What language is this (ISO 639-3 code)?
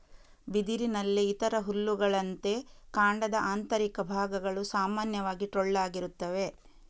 kan